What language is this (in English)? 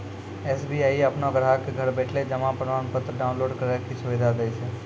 Maithili